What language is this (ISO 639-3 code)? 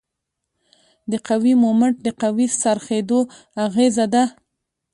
pus